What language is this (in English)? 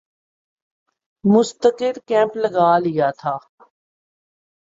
Urdu